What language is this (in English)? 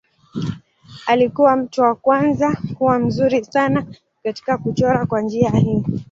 Swahili